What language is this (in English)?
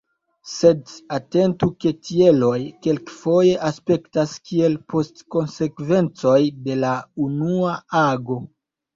Esperanto